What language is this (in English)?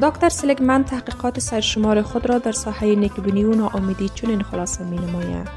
Persian